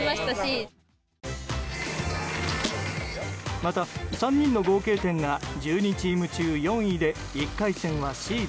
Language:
Japanese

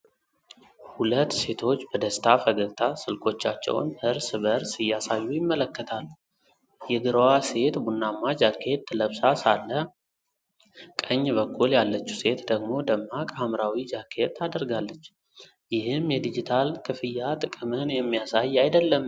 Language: Amharic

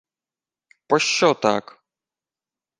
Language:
Ukrainian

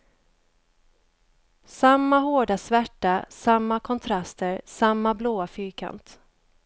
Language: Swedish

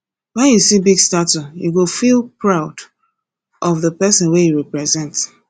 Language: Nigerian Pidgin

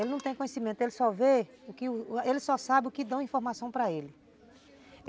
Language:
Portuguese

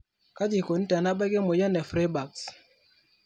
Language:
Masai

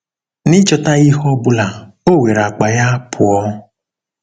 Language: Igbo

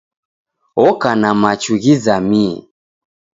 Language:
Taita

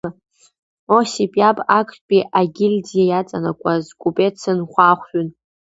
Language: Abkhazian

